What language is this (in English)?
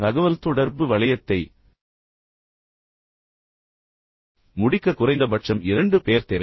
Tamil